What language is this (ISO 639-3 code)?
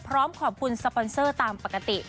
tha